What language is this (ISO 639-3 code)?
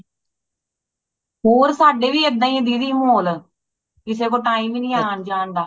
pan